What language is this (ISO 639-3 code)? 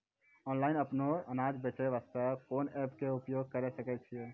mai